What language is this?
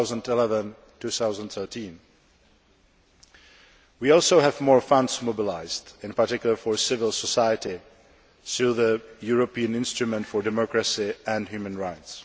English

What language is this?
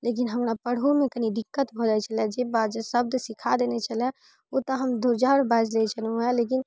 Maithili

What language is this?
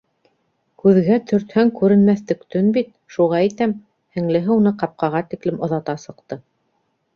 Bashkir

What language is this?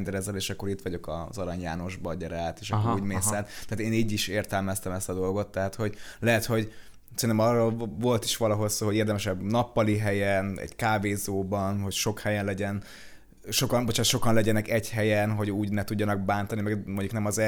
Hungarian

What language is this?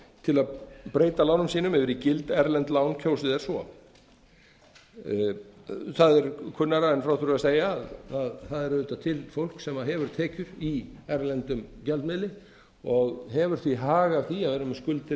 Icelandic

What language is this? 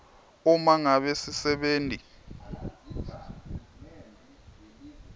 Swati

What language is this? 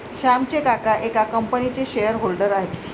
Marathi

